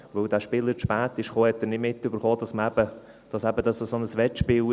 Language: Swiss German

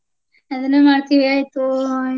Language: Kannada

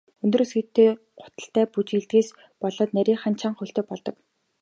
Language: Mongolian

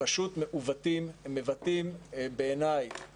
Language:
Hebrew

